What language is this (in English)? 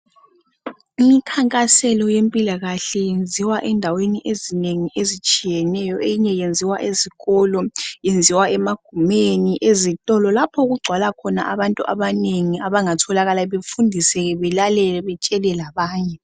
North Ndebele